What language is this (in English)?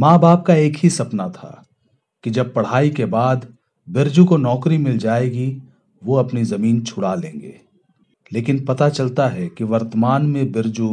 Hindi